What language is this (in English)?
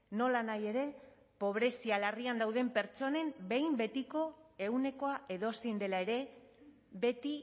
Basque